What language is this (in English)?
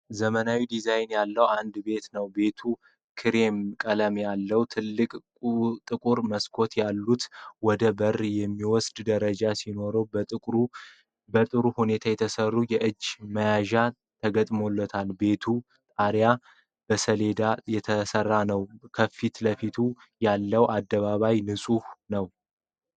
Amharic